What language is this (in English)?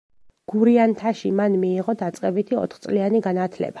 Georgian